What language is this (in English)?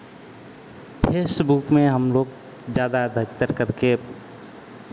Hindi